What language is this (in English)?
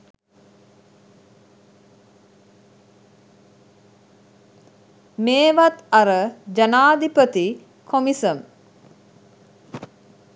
Sinhala